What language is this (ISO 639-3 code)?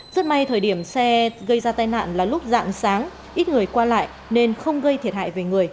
vie